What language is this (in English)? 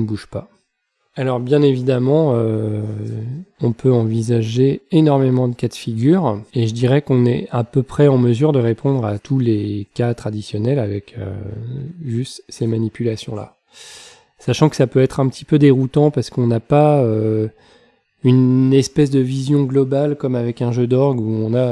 French